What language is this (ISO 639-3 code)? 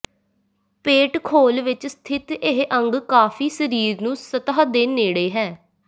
pan